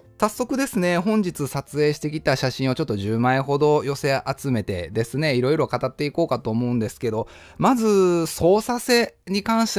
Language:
Japanese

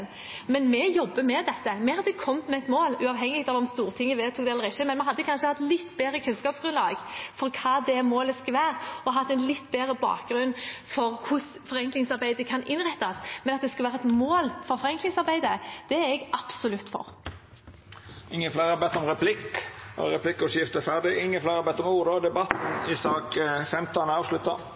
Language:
Norwegian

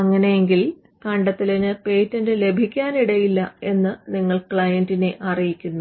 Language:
Malayalam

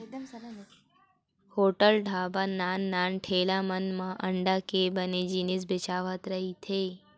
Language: Chhattisgarhi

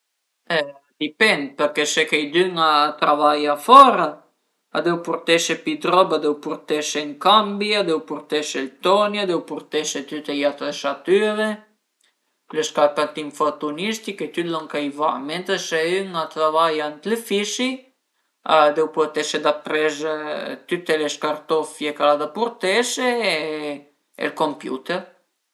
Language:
Piedmontese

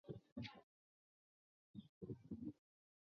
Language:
Chinese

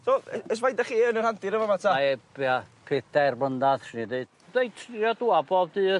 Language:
Welsh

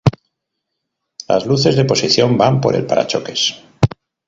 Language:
Spanish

